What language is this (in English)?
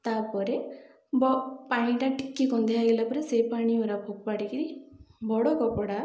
Odia